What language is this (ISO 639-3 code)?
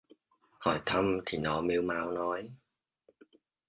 vie